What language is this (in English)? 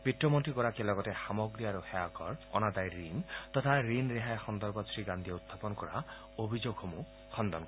Assamese